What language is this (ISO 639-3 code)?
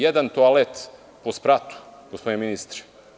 srp